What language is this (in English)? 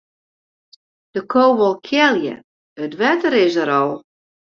Western Frisian